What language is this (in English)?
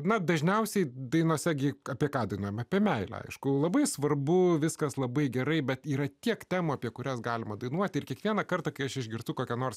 Lithuanian